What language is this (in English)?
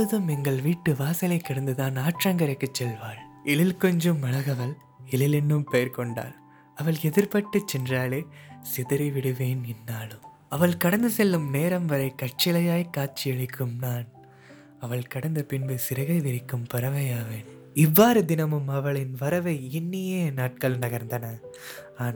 Tamil